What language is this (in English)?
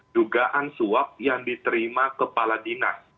Indonesian